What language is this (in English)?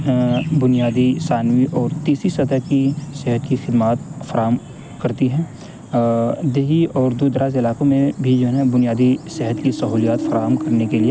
Urdu